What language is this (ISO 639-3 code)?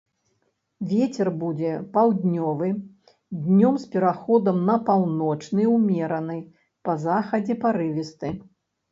bel